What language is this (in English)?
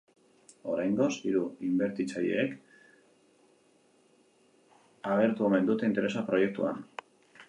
Basque